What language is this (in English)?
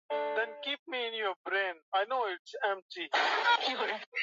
Swahili